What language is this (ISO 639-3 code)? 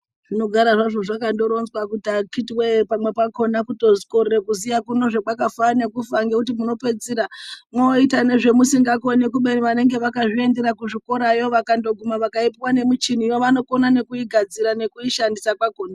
ndc